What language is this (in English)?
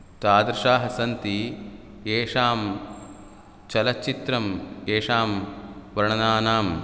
Sanskrit